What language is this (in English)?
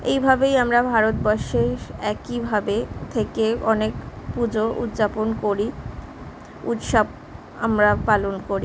Bangla